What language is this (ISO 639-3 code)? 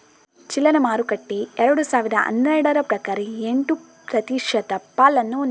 kan